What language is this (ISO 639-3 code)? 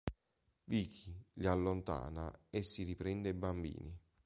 ita